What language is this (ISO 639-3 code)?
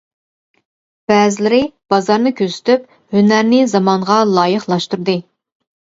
uig